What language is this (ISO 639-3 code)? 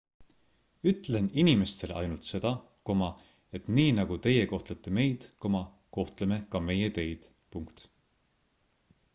est